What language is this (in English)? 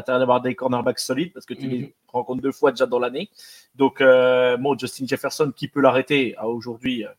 French